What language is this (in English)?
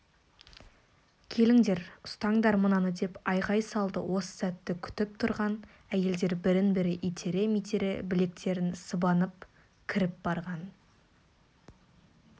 Kazakh